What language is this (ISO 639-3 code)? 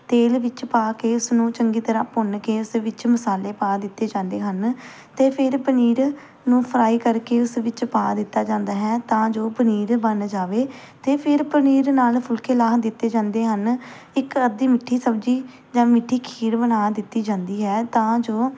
pan